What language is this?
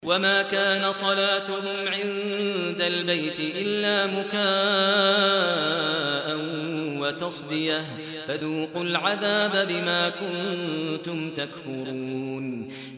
Arabic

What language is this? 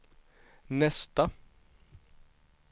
Swedish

